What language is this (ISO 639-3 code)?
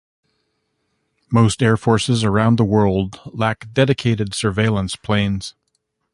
eng